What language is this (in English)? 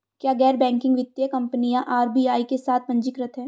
Hindi